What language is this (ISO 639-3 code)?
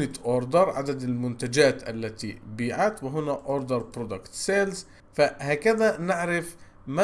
ara